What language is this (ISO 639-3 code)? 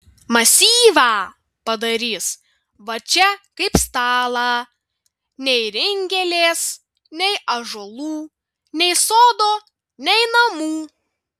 lit